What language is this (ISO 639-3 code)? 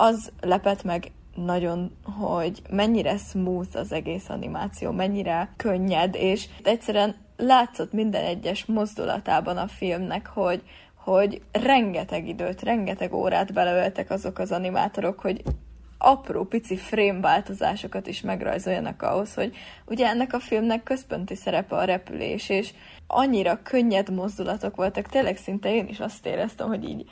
hun